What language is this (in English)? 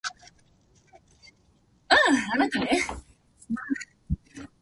Japanese